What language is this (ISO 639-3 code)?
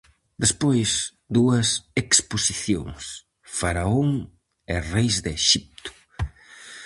glg